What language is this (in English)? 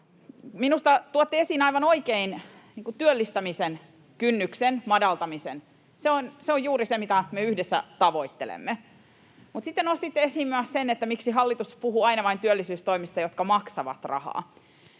Finnish